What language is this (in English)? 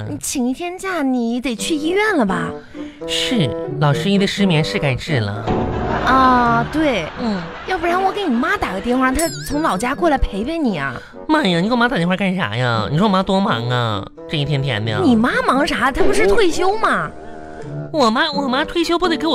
Chinese